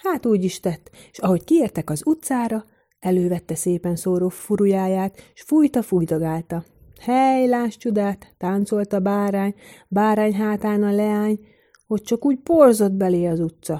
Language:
Hungarian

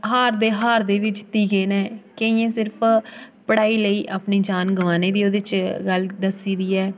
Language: Dogri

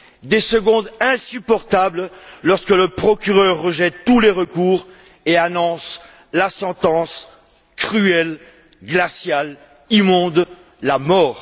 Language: French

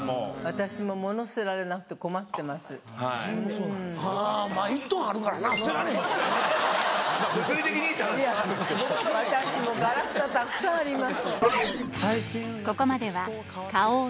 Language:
Japanese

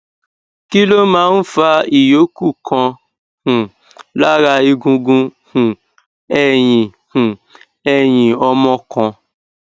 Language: Yoruba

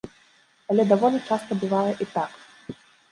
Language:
Belarusian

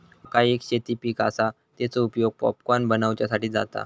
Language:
Marathi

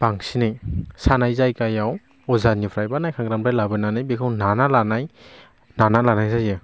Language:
Bodo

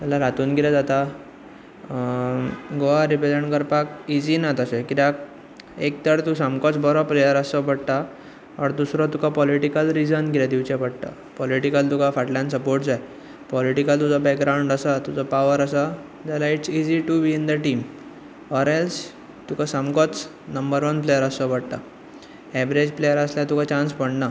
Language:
Konkani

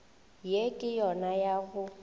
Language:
Northern Sotho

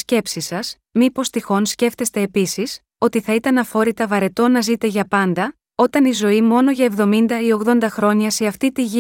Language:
Greek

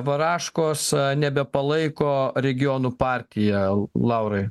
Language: Lithuanian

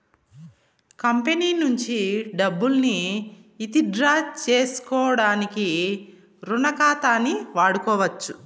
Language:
Telugu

